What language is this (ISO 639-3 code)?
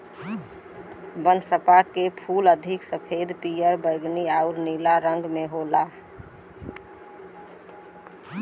bho